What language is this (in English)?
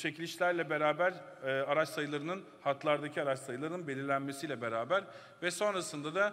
Turkish